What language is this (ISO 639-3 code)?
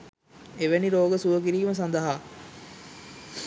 sin